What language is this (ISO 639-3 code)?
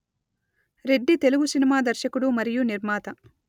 tel